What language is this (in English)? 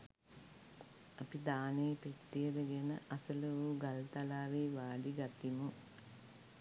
Sinhala